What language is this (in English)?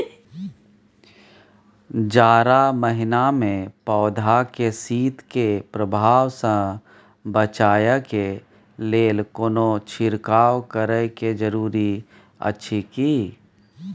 Maithili